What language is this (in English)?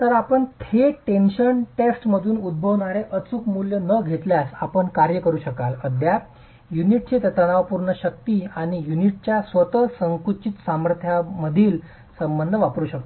Marathi